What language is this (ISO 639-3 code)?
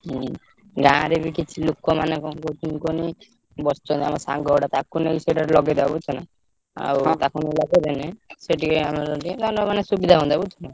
ori